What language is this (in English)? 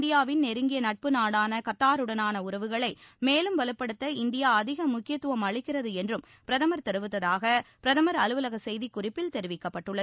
Tamil